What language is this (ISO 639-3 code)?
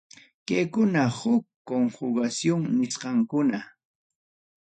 quy